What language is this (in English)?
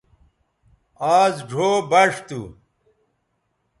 Bateri